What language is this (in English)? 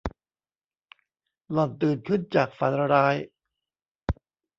Thai